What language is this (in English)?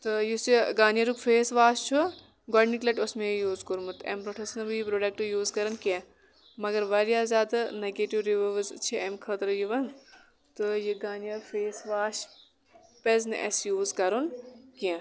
Kashmiri